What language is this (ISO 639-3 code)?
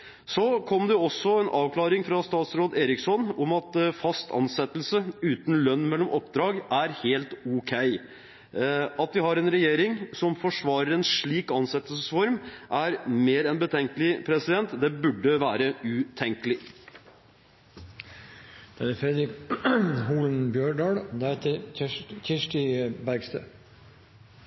nor